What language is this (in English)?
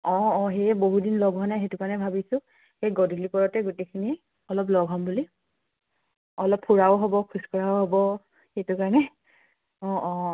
Assamese